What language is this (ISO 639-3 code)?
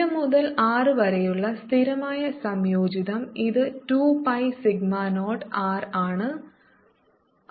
mal